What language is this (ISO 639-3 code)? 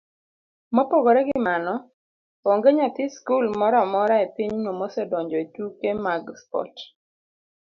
luo